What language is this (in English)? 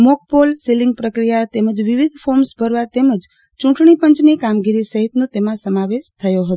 Gujarati